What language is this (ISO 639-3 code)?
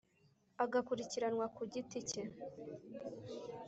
kin